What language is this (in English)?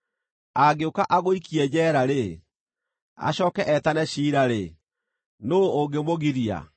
Kikuyu